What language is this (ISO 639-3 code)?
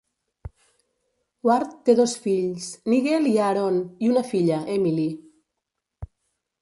cat